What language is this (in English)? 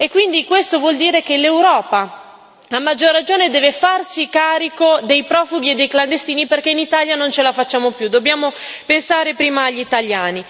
Italian